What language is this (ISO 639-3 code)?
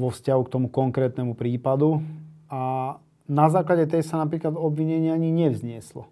slk